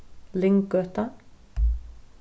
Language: Faroese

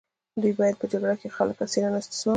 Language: Pashto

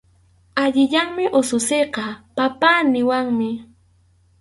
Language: Arequipa-La Unión Quechua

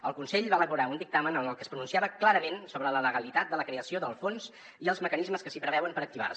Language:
Catalan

